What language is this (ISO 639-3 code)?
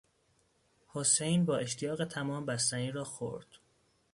fas